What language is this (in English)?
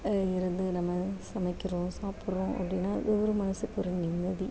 Tamil